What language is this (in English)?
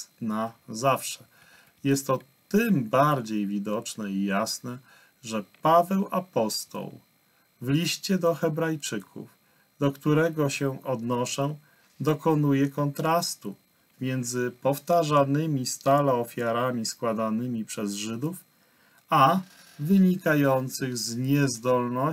Polish